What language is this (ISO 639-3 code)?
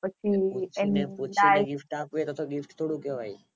guj